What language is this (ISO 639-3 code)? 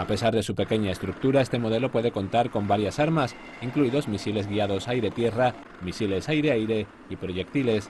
spa